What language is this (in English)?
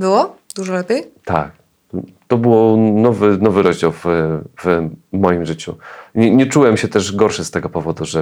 Polish